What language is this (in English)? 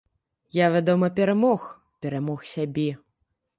Belarusian